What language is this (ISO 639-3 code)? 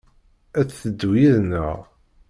kab